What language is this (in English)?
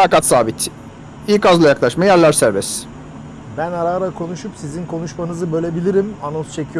Turkish